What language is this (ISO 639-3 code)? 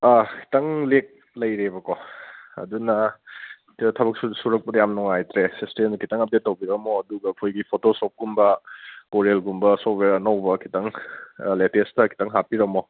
mni